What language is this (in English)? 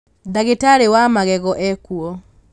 Kikuyu